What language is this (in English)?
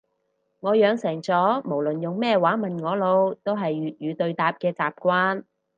Cantonese